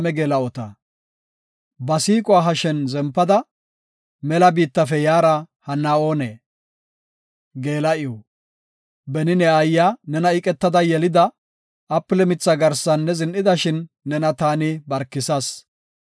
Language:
Gofa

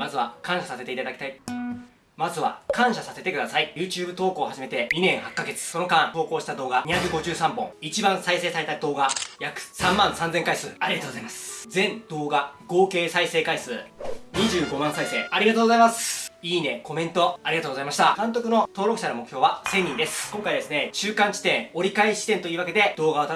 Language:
Japanese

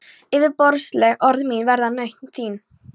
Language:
Icelandic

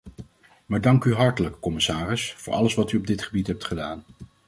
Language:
Dutch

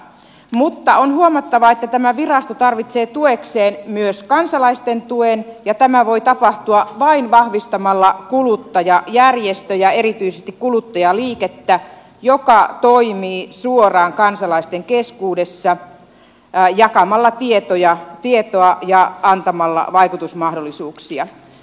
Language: Finnish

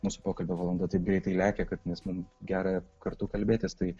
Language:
Lithuanian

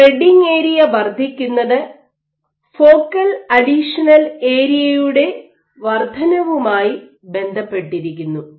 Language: Malayalam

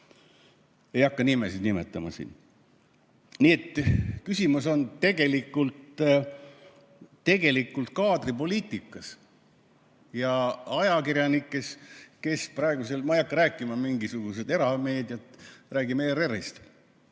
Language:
Estonian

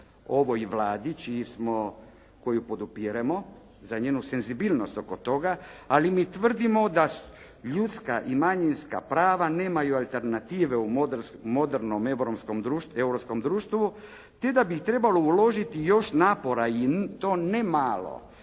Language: Croatian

